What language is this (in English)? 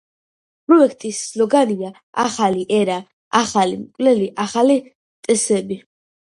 Georgian